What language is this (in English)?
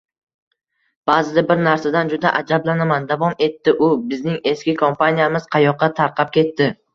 Uzbek